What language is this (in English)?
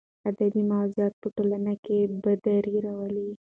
Pashto